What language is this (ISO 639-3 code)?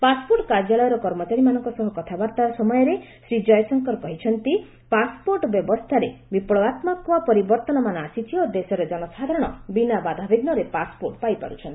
ori